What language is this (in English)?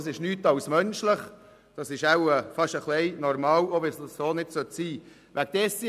Swiss German